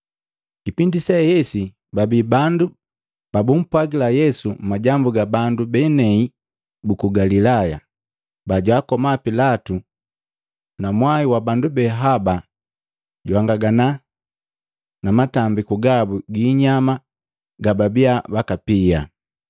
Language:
Matengo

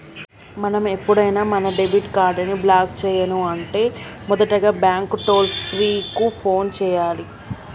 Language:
Telugu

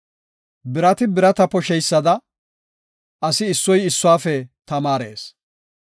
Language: Gofa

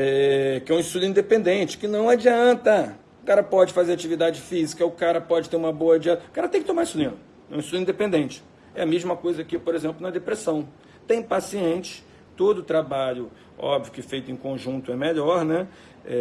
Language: Portuguese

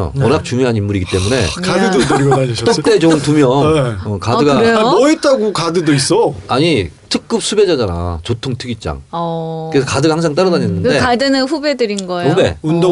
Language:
Korean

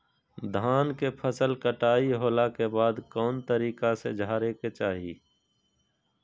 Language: Magahi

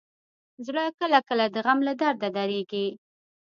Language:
Pashto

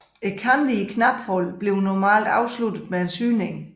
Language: Danish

